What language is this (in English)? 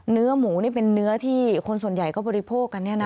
Thai